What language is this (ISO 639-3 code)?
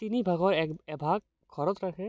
asm